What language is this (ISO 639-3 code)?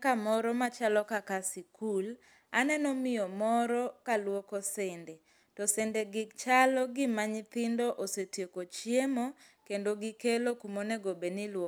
luo